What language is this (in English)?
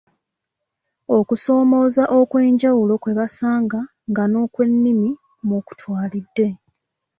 Ganda